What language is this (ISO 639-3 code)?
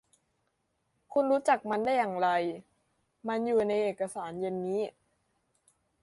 tha